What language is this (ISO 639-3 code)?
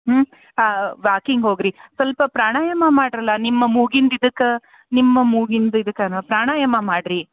kan